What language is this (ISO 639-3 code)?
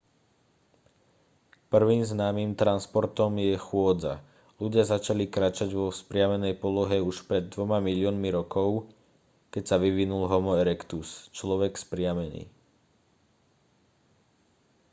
slk